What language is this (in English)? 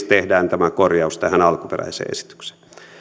Finnish